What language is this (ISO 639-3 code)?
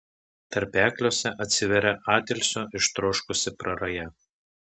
lit